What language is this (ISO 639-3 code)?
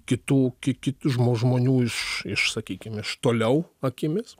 lit